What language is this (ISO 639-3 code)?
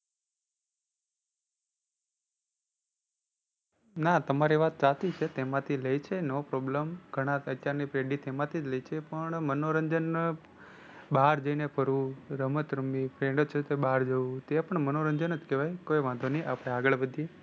guj